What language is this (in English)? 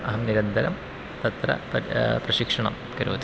Sanskrit